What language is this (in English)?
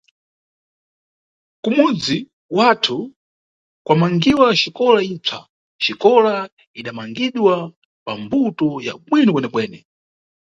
Nyungwe